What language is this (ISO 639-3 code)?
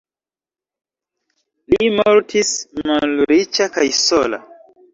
epo